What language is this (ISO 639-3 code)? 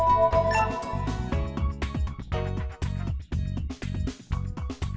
vie